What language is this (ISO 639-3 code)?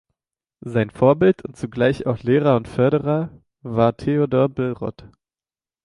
deu